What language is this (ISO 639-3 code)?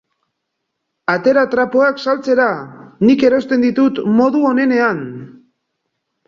eus